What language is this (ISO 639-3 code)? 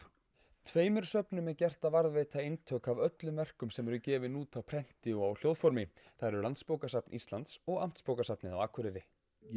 isl